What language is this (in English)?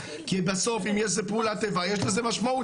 Hebrew